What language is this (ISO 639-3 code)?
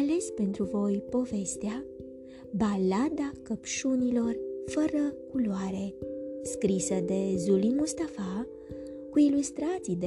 ron